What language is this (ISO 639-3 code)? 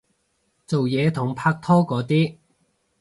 yue